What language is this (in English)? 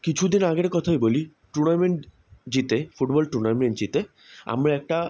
Bangla